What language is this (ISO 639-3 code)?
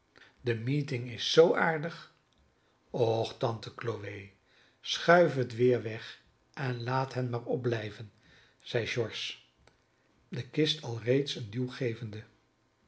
nld